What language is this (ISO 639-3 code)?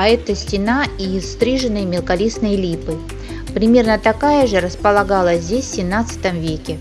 rus